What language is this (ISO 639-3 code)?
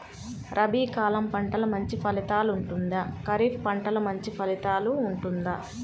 tel